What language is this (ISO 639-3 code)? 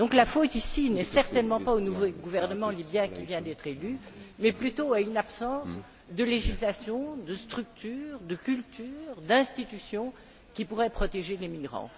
fra